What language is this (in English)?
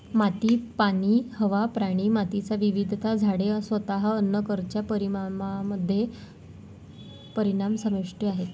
Marathi